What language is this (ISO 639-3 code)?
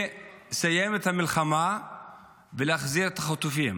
heb